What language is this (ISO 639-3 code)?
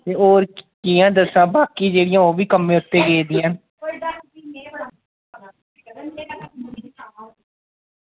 doi